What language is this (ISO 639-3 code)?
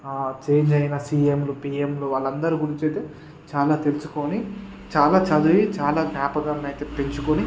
tel